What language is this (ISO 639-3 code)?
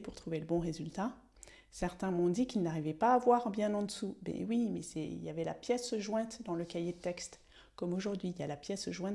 fra